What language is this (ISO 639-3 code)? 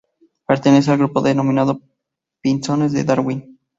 spa